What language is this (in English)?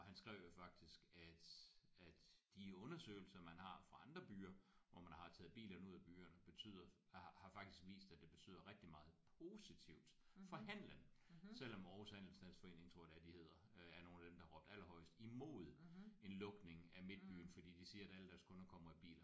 Danish